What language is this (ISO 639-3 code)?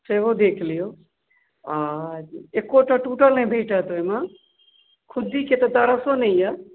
mai